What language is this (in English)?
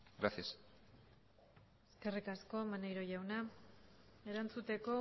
Basque